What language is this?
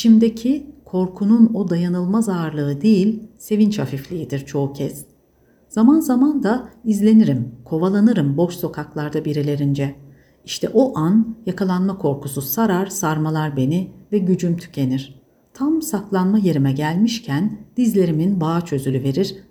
Turkish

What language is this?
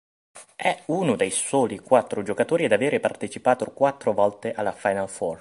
Italian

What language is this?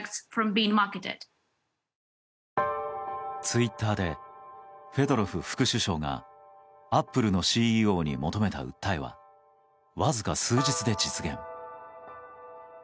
Japanese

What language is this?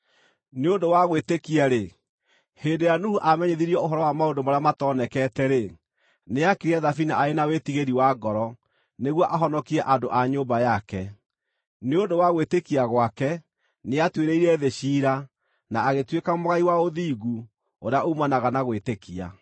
Kikuyu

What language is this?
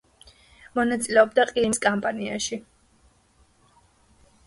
Georgian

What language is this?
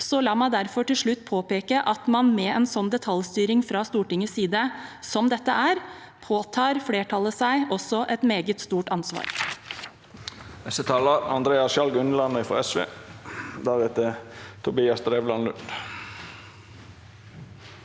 Norwegian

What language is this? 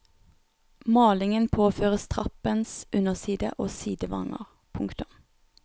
Norwegian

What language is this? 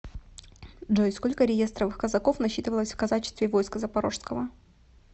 Russian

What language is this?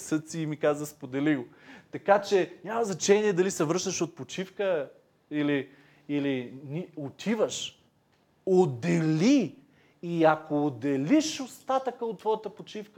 Bulgarian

